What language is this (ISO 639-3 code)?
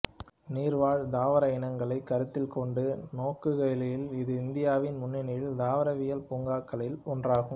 tam